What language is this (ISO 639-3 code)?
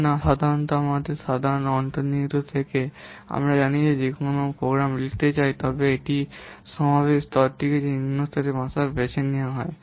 ben